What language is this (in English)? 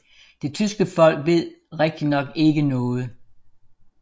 Danish